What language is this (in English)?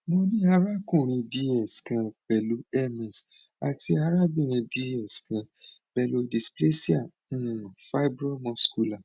Yoruba